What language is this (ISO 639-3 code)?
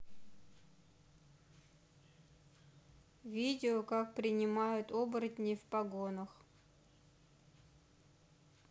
rus